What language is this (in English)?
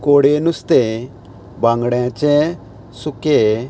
Konkani